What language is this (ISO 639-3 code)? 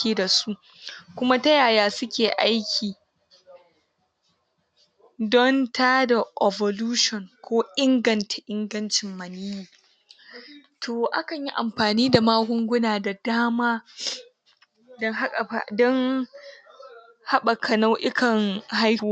hau